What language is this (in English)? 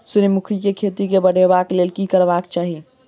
Maithili